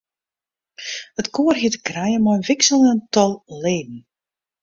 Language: Western Frisian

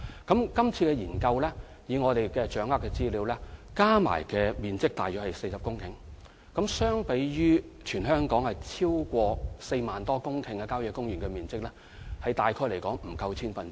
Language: Cantonese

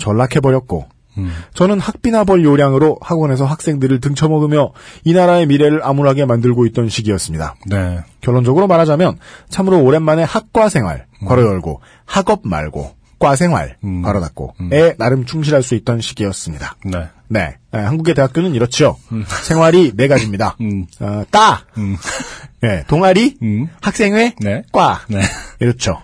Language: Korean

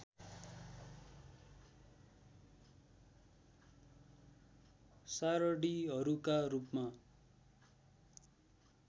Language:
Nepali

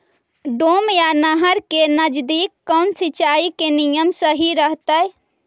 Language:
Magahi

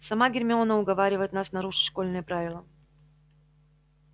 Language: Russian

